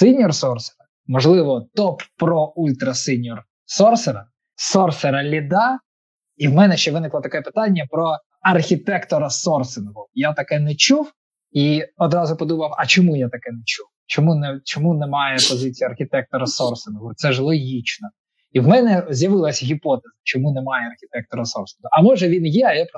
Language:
Ukrainian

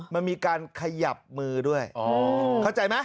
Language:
Thai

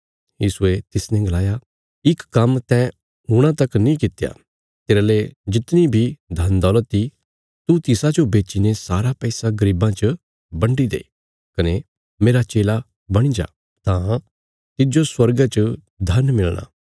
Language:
Bilaspuri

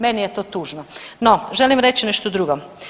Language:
Croatian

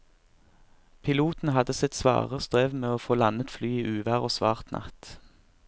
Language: Norwegian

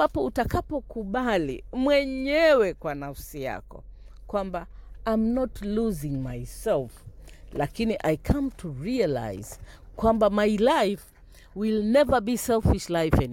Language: Swahili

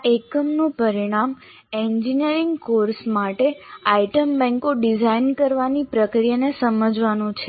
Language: Gujarati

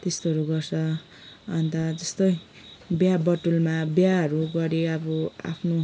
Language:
Nepali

